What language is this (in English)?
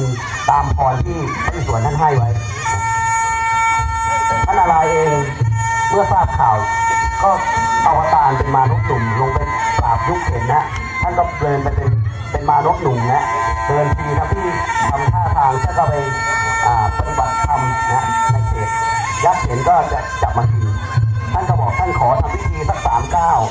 Thai